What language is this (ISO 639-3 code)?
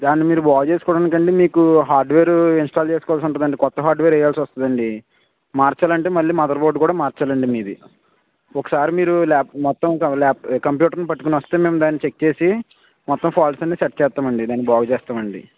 tel